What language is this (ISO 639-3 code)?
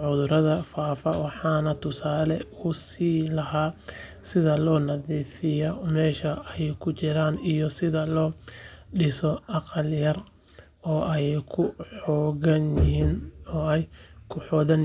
som